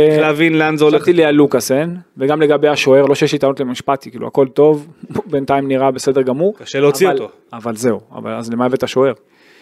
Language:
Hebrew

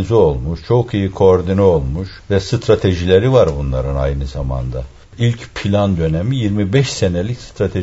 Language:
Turkish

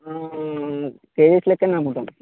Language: Telugu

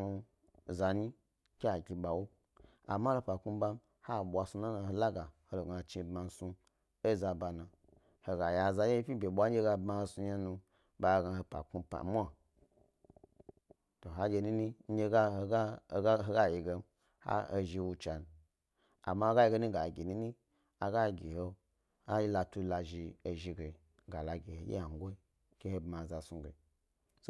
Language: Gbari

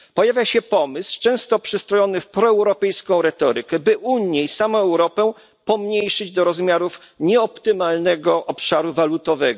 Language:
Polish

